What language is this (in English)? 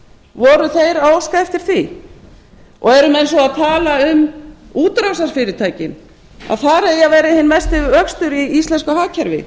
Icelandic